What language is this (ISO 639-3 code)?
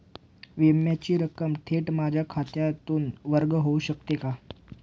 mar